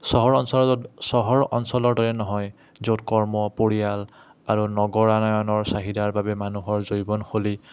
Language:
Assamese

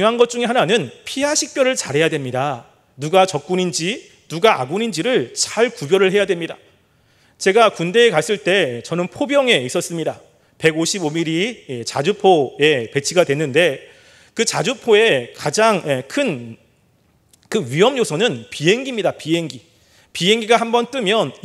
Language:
Korean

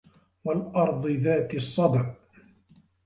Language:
Arabic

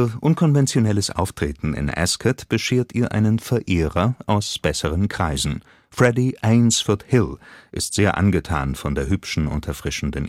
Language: German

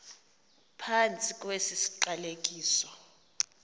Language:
Xhosa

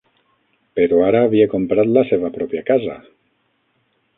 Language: Catalan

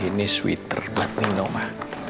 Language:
Indonesian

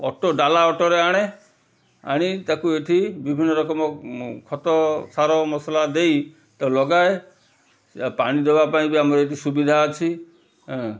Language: Odia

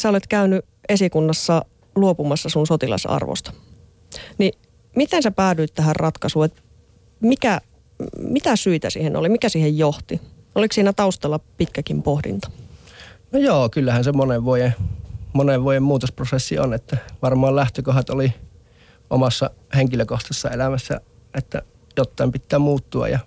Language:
Finnish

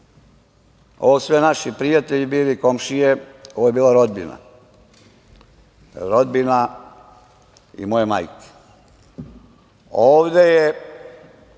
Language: Serbian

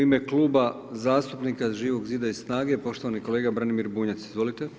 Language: Croatian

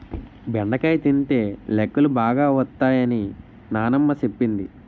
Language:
Telugu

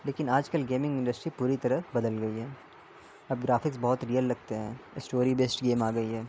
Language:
Urdu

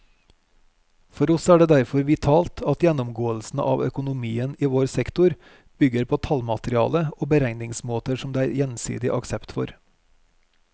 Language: Norwegian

